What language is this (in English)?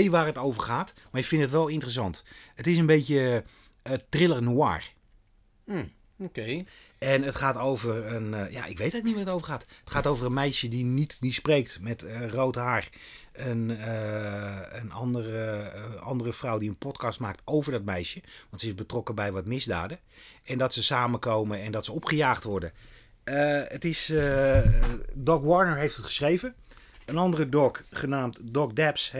Dutch